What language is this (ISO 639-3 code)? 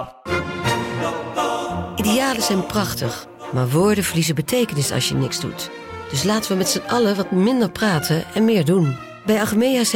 nld